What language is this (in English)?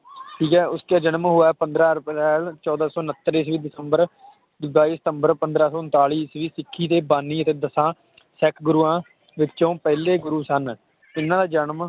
Punjabi